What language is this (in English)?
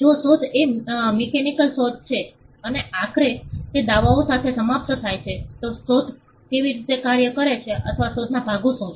Gujarati